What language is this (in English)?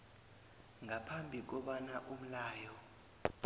South Ndebele